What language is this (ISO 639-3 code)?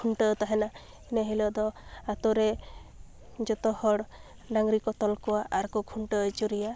sat